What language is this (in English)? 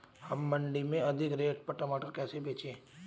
Hindi